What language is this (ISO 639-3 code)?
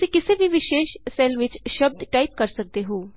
pan